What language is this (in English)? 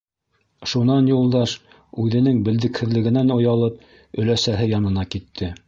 Bashkir